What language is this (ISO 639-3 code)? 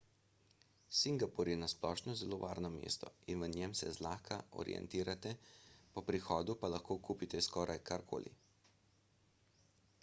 slv